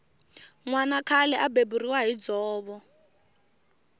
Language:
Tsonga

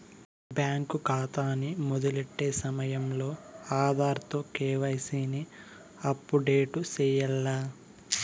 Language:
Telugu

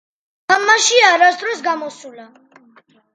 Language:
Georgian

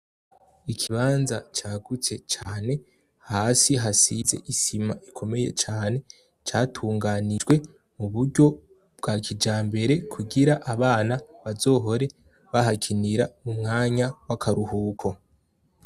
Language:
Rundi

